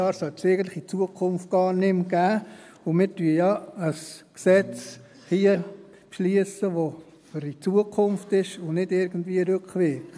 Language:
Swiss German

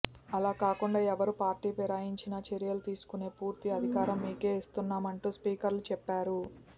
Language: Telugu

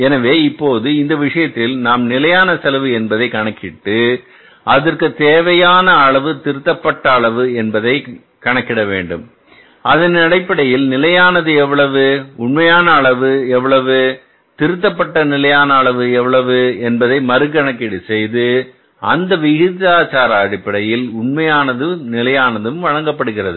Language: Tamil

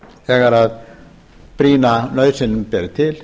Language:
Icelandic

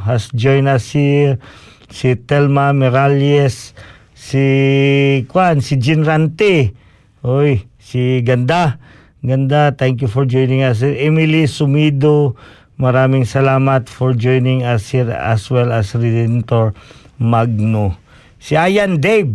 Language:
Filipino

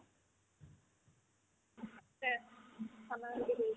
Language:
Assamese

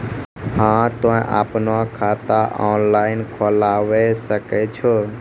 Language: Maithili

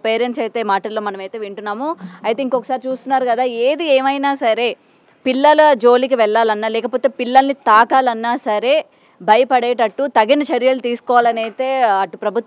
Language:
Telugu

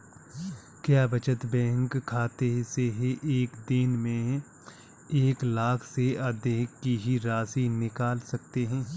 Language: Hindi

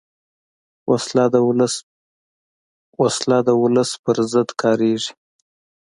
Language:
Pashto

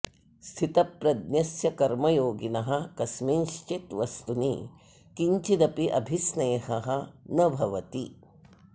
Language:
Sanskrit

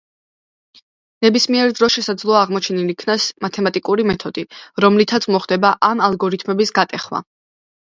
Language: Georgian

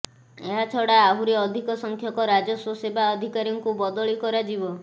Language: Odia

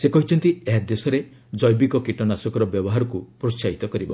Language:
Odia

